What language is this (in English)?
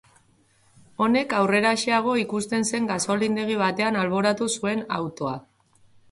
Basque